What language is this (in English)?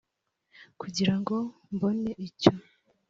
Kinyarwanda